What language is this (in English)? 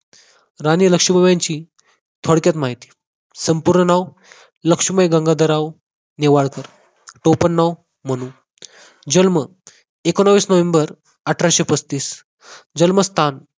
Marathi